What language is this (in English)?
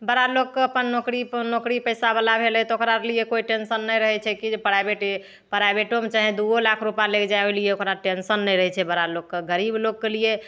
Maithili